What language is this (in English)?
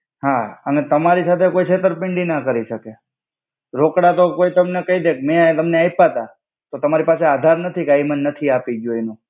Gujarati